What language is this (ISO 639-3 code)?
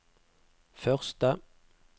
nor